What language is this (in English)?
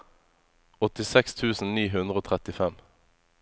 Norwegian